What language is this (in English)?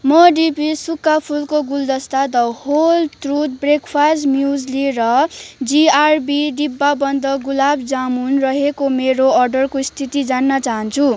Nepali